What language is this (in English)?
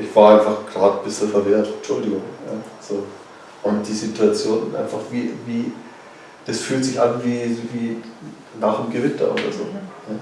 German